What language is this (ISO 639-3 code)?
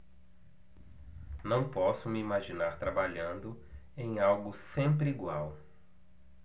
por